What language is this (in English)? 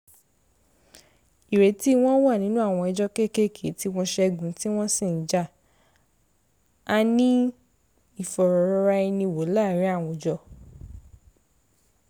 Yoruba